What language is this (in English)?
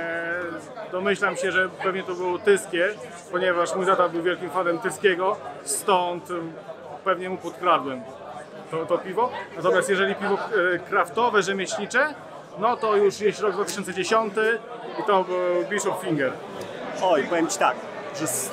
Polish